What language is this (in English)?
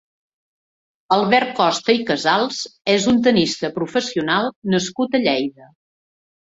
Catalan